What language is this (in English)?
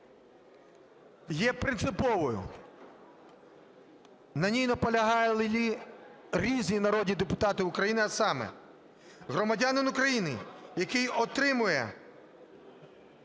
Ukrainian